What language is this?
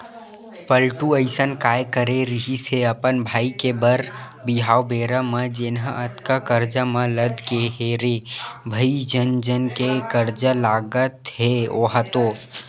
Chhattisgarhi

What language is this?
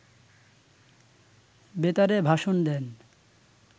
Bangla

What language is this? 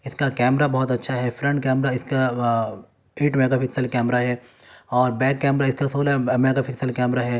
Urdu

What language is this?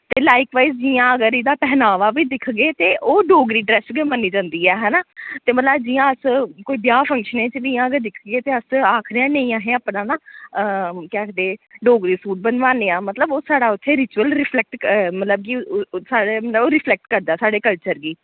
Dogri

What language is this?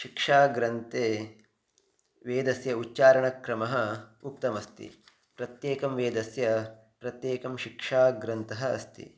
Sanskrit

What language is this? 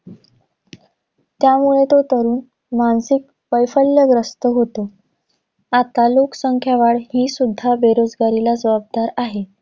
Marathi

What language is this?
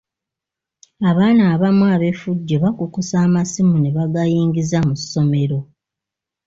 Ganda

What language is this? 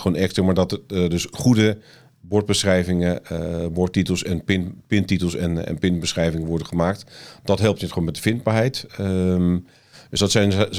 Dutch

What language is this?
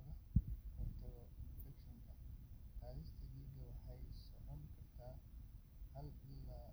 Somali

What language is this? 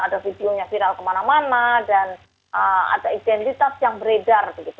Indonesian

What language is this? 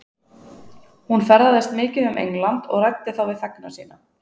Icelandic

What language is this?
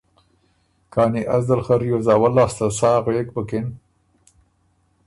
Ormuri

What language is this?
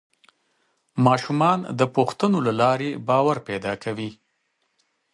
Pashto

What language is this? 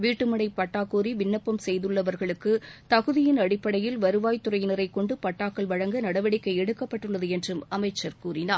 Tamil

